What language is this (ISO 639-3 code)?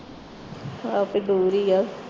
pan